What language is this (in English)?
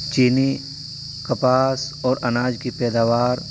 Urdu